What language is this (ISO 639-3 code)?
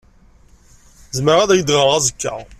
kab